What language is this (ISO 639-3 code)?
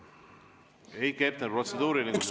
est